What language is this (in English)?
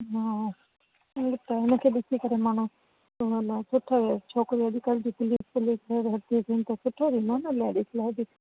Sindhi